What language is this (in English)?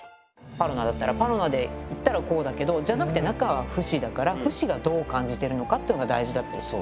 Japanese